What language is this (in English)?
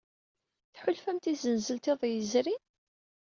Kabyle